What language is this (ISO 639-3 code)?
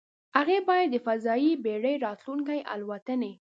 pus